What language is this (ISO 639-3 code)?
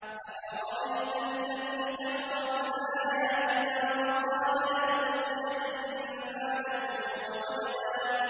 ara